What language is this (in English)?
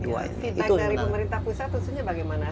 Indonesian